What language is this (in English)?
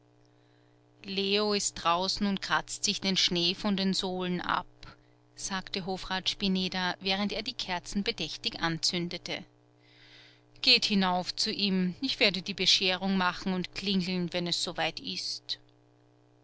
German